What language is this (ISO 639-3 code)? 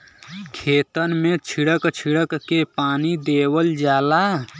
bho